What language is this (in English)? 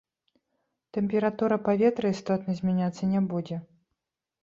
Belarusian